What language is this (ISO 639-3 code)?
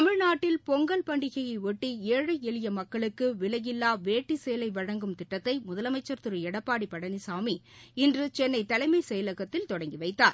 tam